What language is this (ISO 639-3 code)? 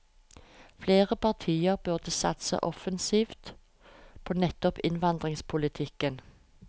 nor